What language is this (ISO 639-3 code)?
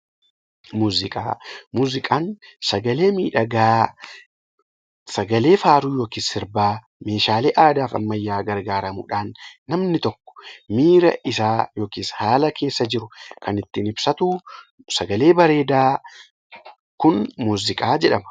orm